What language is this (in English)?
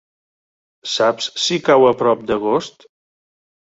Catalan